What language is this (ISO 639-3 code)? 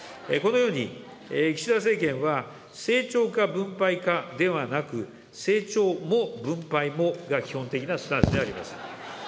jpn